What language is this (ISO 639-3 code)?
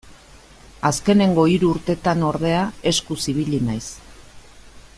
eus